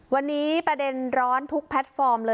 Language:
Thai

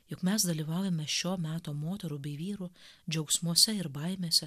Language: Lithuanian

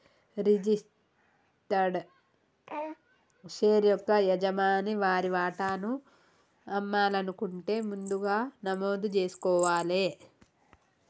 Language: Telugu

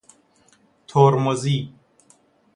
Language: Persian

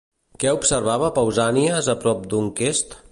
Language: Catalan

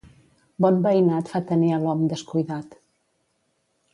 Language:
Catalan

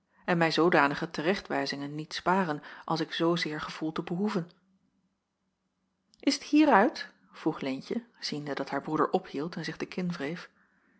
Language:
Dutch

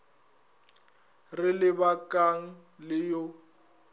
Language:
Northern Sotho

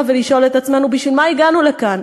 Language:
Hebrew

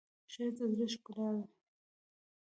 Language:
Pashto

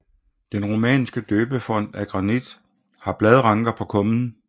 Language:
Danish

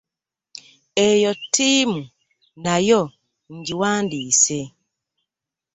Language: Ganda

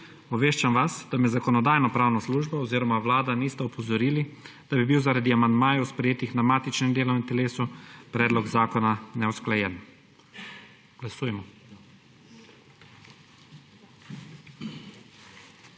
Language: Slovenian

